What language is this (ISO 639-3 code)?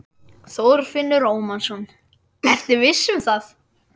isl